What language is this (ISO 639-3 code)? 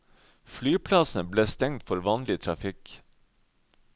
nor